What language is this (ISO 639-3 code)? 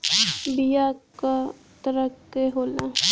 bho